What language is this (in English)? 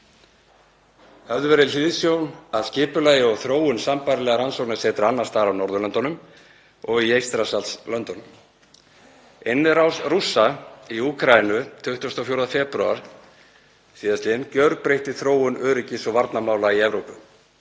Icelandic